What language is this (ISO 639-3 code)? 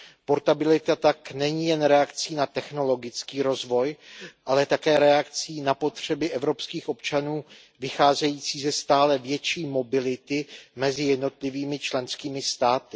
ces